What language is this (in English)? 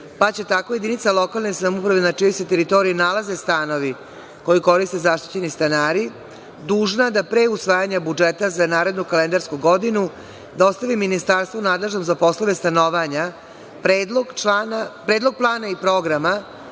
Serbian